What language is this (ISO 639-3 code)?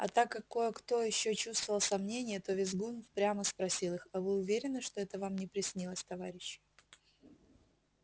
rus